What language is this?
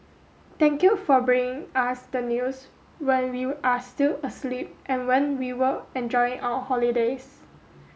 English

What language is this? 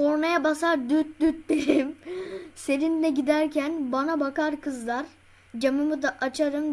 Turkish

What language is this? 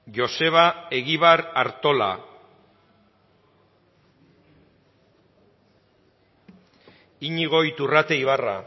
Basque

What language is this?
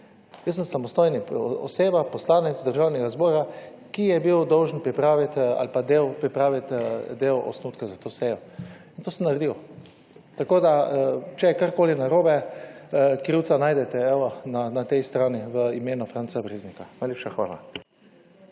Slovenian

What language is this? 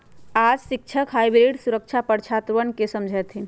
Magahi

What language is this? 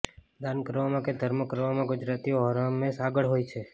Gujarati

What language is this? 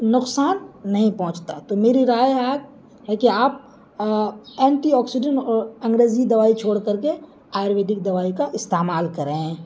Urdu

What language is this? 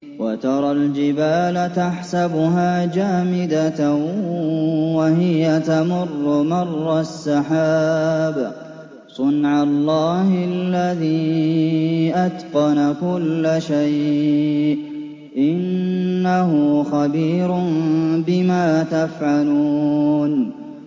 Arabic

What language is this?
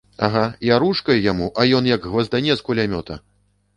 Belarusian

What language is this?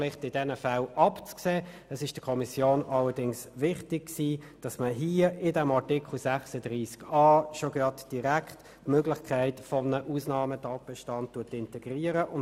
Swiss German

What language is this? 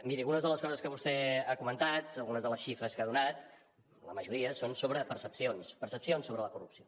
Catalan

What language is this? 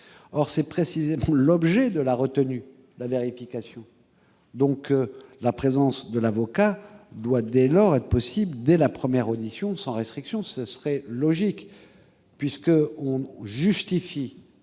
French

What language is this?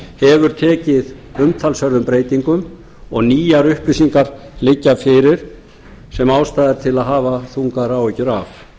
Icelandic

